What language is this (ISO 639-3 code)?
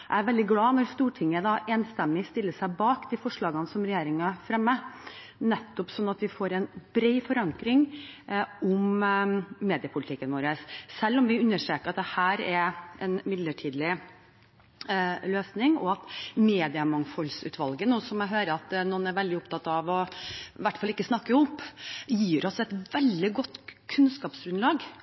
nob